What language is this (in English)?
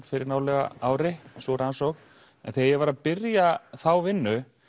Icelandic